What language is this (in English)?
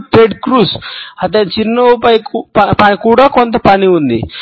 Telugu